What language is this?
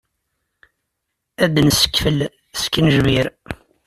Kabyle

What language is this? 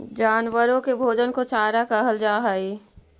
Magahi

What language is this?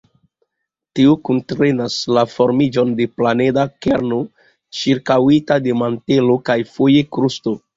Esperanto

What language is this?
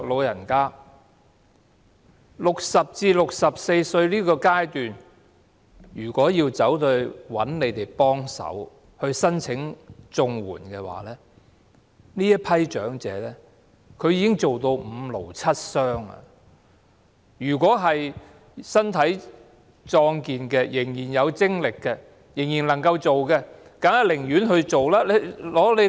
Cantonese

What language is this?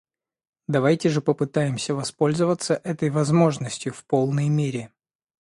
Russian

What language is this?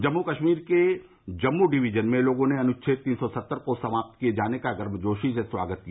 Hindi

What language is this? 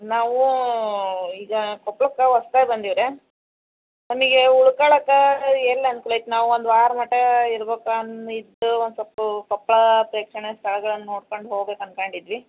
Kannada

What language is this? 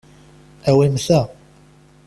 Kabyle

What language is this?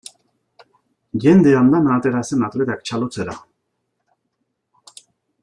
Basque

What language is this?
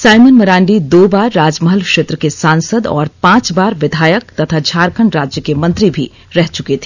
Hindi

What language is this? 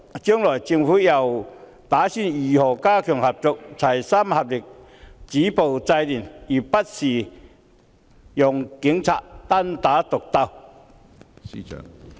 Cantonese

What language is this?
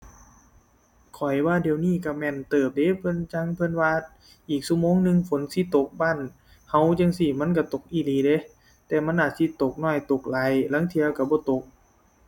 Thai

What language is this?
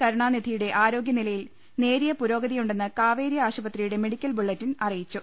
Malayalam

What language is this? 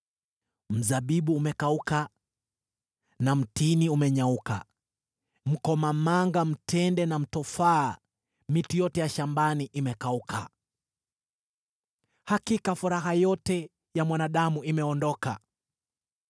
Swahili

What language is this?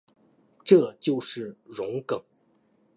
Chinese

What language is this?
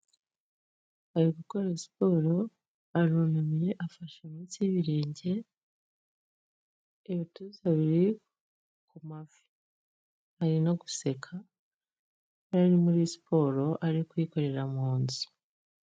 Kinyarwanda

